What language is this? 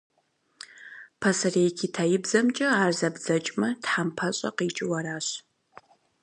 Kabardian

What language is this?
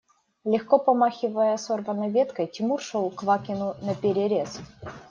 Russian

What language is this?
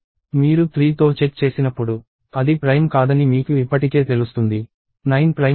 Telugu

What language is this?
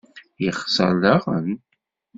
Kabyle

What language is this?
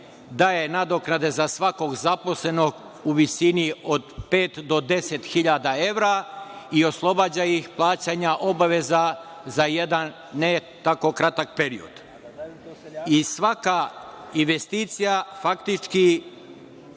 Serbian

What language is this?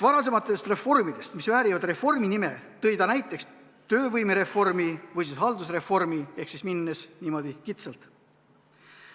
Estonian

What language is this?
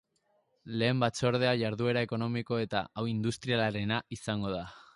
Basque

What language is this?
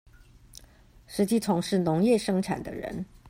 Chinese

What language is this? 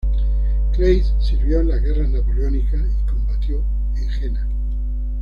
Spanish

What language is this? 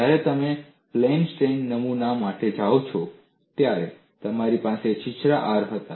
Gujarati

